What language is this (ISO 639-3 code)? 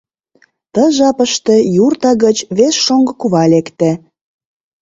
chm